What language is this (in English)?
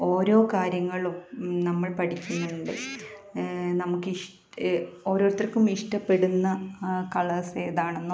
Malayalam